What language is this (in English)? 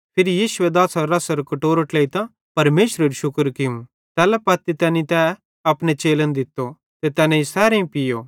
Bhadrawahi